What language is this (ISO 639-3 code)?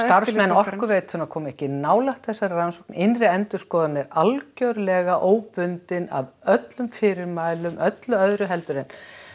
isl